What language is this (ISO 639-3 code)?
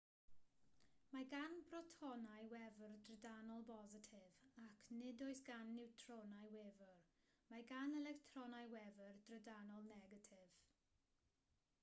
cym